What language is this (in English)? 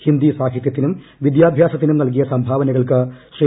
Malayalam